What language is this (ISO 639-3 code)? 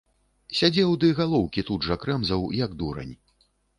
bel